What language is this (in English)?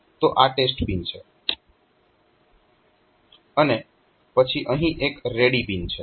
Gujarati